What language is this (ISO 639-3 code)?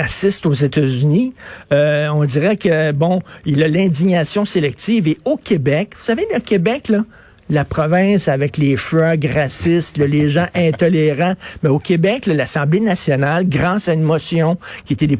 fra